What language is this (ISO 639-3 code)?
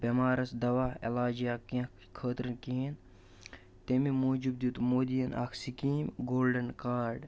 kas